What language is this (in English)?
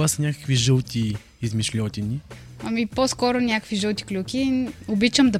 Bulgarian